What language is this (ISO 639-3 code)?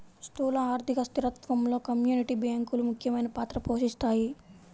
tel